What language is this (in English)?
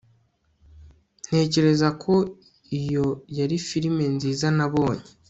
Kinyarwanda